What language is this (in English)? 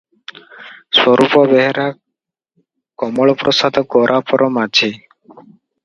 Odia